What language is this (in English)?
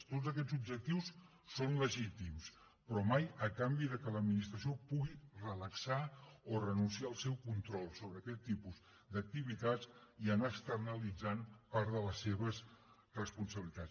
Catalan